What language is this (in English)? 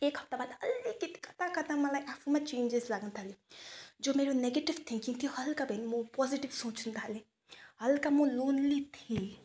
Nepali